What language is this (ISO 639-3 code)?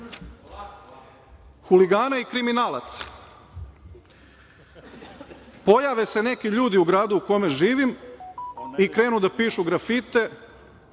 srp